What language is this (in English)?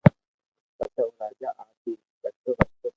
Loarki